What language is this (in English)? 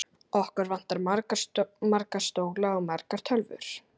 Icelandic